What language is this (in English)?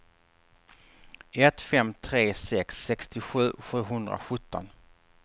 Swedish